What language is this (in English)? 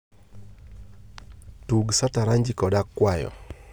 Luo (Kenya and Tanzania)